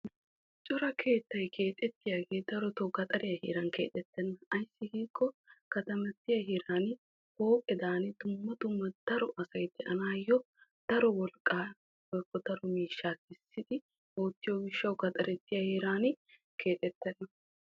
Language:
Wolaytta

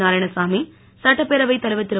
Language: Tamil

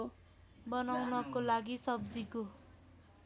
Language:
Nepali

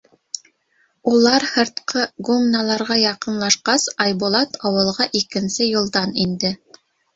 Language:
Bashkir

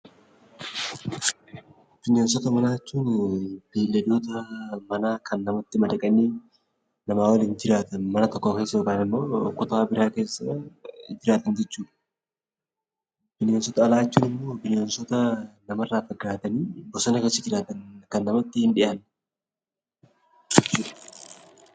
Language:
Oromo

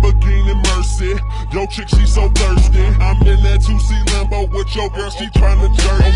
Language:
Russian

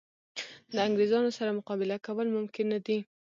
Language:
Pashto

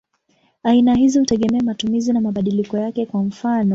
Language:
Swahili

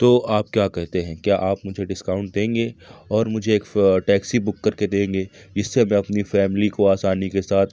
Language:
Urdu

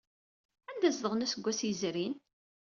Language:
Kabyle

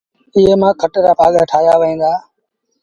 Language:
Sindhi Bhil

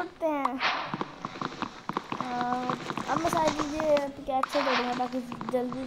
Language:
Hindi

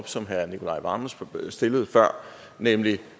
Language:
Danish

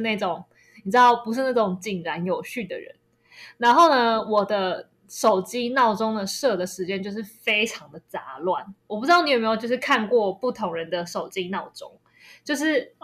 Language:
Chinese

